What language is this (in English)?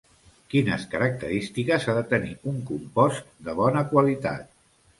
Catalan